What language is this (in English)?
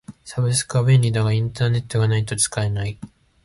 Japanese